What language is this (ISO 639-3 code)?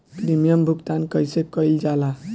bho